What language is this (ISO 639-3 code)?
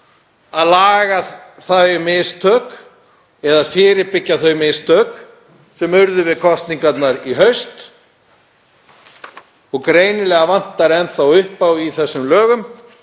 isl